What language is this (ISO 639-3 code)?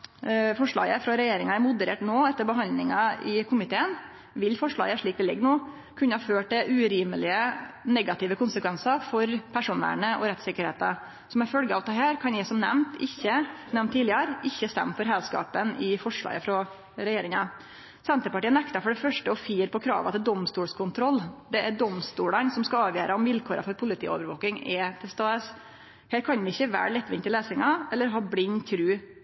nno